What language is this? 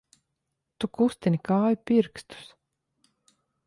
Latvian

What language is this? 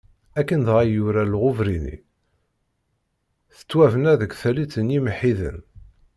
Kabyle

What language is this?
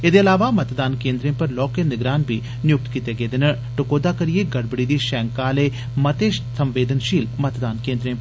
Dogri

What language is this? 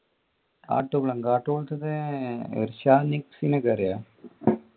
Malayalam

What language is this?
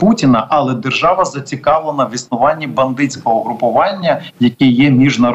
Ukrainian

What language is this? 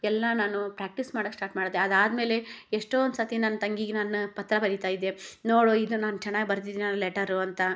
Kannada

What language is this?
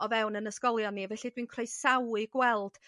Welsh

